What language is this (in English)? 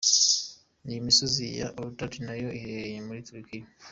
Kinyarwanda